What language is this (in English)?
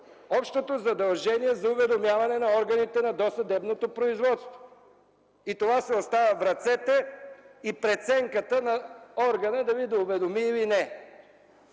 Bulgarian